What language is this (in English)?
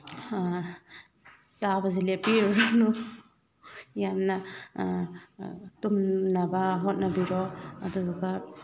Manipuri